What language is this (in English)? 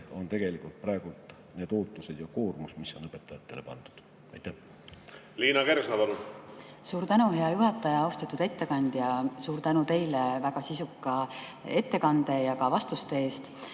Estonian